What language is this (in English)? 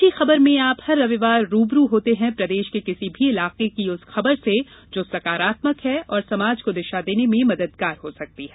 Hindi